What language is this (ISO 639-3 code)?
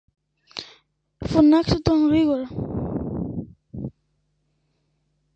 ell